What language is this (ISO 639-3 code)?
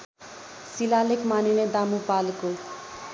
nep